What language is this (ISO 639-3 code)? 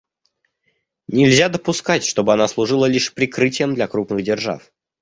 rus